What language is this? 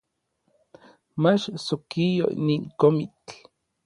Orizaba Nahuatl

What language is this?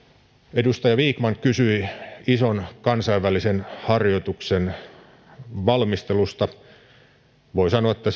Finnish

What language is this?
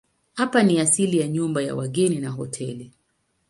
Swahili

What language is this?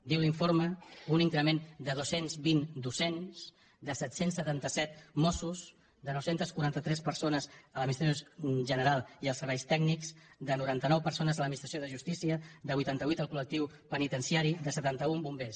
Catalan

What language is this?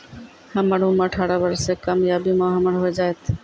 Maithili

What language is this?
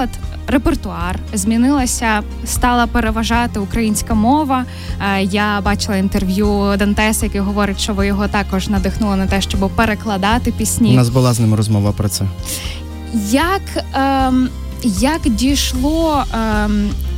Ukrainian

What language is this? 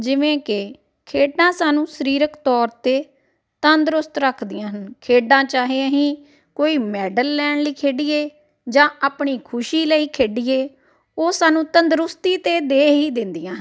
Punjabi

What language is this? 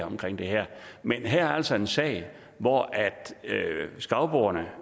Danish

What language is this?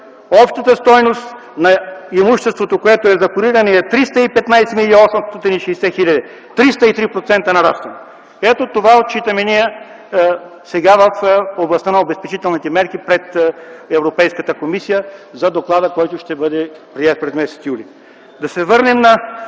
Bulgarian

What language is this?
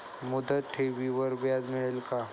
Marathi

